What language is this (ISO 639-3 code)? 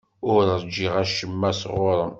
kab